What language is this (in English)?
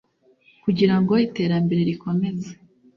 Kinyarwanda